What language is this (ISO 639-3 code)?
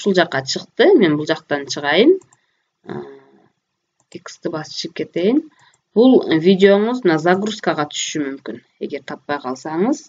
tur